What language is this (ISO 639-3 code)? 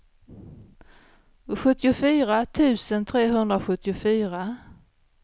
swe